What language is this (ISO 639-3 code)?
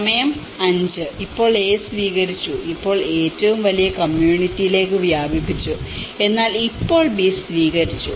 mal